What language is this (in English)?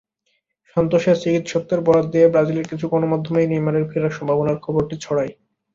Bangla